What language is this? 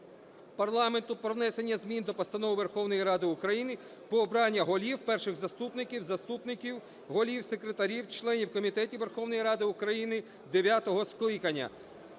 Ukrainian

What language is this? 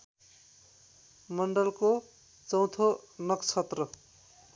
Nepali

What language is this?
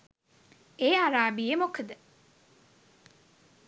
Sinhala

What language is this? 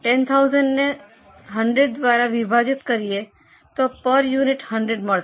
Gujarati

